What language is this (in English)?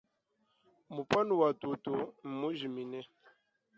Luba-Lulua